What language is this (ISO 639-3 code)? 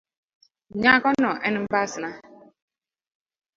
luo